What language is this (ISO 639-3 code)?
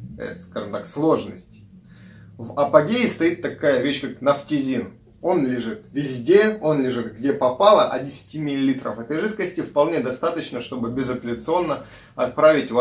rus